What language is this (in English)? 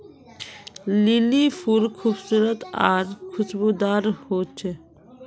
Magahi